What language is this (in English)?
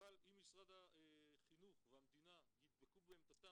Hebrew